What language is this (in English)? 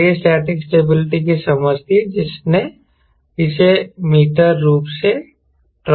Hindi